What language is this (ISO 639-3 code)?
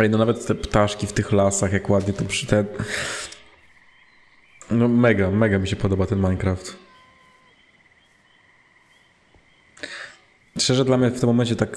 pol